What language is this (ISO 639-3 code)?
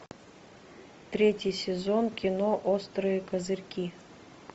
rus